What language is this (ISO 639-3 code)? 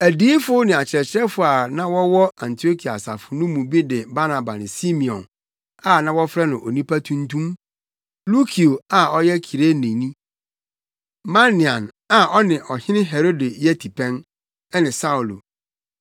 aka